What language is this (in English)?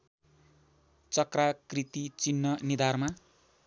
Nepali